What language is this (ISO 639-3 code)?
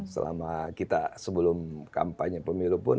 ind